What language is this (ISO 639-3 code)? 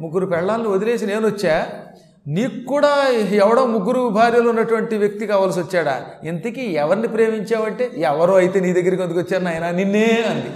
tel